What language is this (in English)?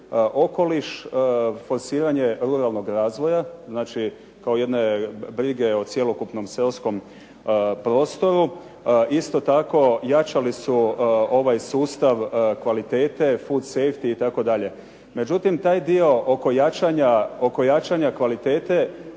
Croatian